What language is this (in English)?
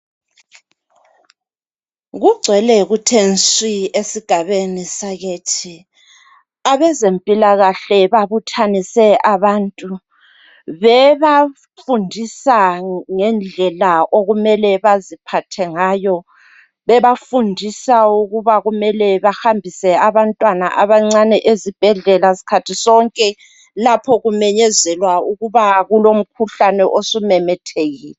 North Ndebele